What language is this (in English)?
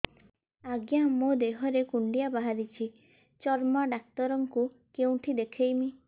Odia